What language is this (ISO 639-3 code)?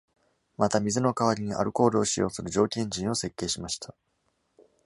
jpn